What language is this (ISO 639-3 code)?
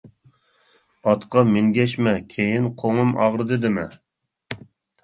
uig